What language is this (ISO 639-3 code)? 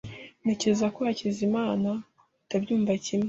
kin